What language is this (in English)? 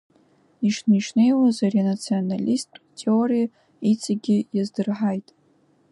Abkhazian